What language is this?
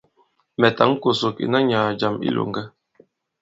Bankon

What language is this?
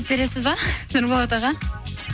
Kazakh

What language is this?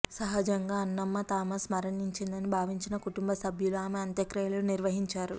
Telugu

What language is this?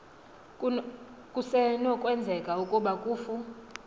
Xhosa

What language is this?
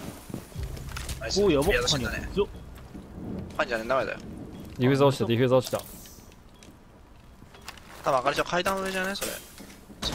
Japanese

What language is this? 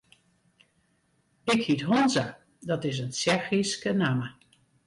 Western Frisian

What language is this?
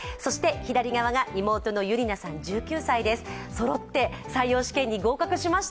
Japanese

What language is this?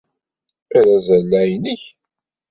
Kabyle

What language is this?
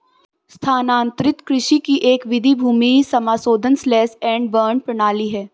Hindi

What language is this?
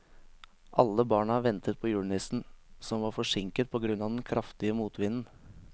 Norwegian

